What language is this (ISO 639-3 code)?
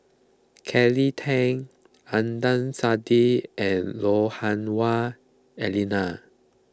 eng